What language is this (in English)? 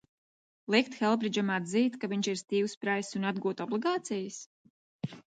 Latvian